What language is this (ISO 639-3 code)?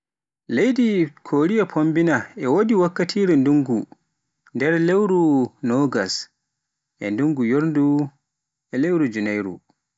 fuf